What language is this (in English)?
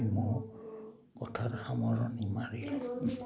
Assamese